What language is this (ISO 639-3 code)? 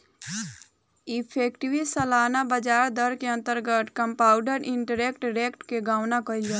bho